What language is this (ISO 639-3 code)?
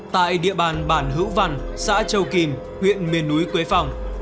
vie